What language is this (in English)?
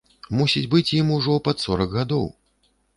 Belarusian